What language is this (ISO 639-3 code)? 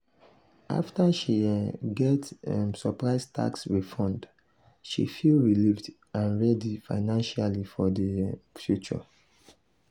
pcm